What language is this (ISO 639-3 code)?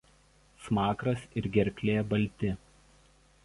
lit